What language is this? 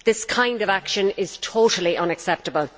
English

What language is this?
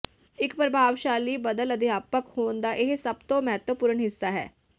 Punjabi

